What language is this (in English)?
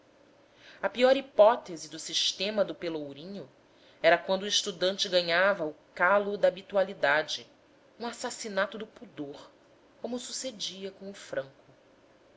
Portuguese